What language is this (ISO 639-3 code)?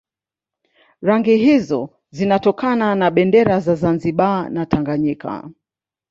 swa